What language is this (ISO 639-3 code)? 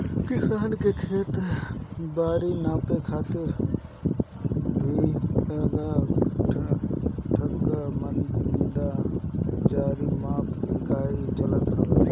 bho